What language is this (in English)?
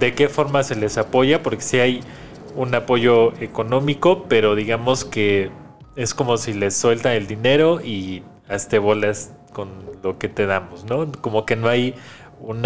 Spanish